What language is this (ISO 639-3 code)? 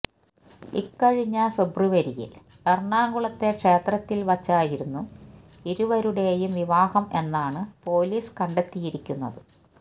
mal